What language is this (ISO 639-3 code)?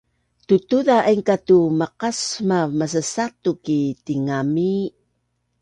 bnn